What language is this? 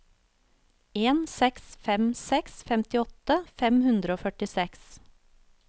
Norwegian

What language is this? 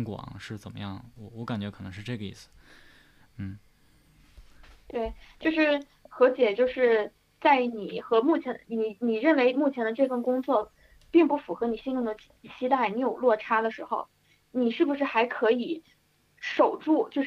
Chinese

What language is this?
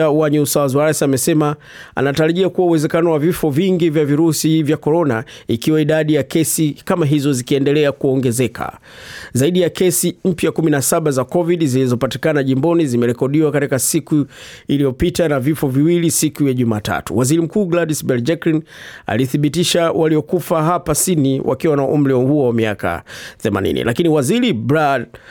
Swahili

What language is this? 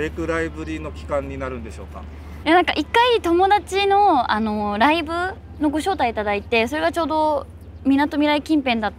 Japanese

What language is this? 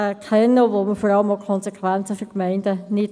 Swiss German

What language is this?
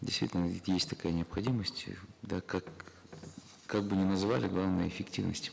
Kazakh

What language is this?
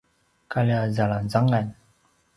Paiwan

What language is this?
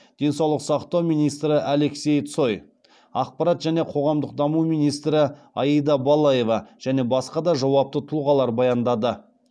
Kazakh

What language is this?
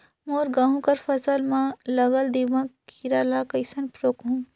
Chhattisgarhi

